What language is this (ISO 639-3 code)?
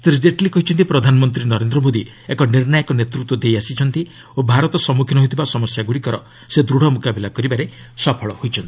ori